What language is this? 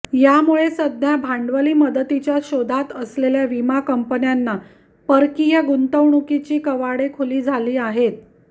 Marathi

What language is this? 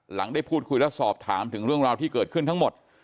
Thai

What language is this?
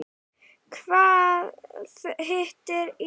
Icelandic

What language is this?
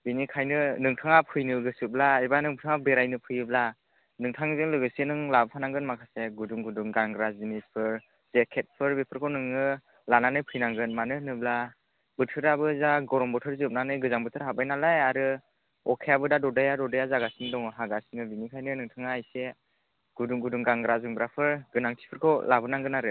Bodo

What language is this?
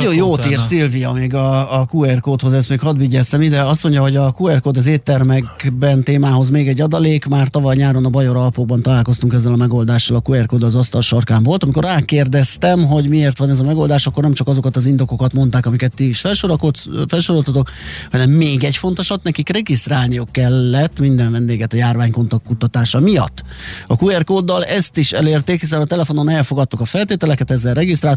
Hungarian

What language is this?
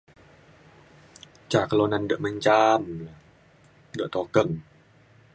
Mainstream Kenyah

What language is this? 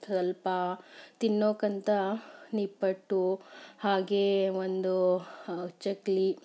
Kannada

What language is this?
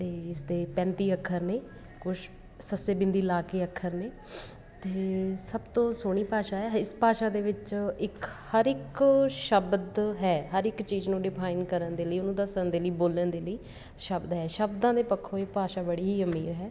Punjabi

